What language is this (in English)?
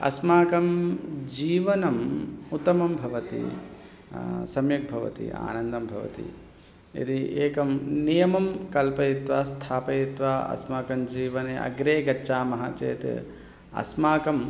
Sanskrit